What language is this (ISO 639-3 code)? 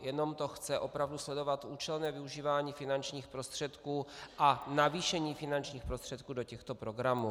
ces